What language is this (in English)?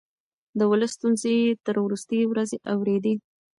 Pashto